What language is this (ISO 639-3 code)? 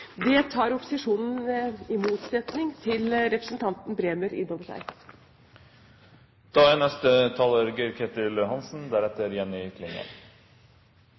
nob